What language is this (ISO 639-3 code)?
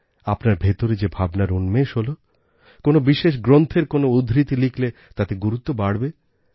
ben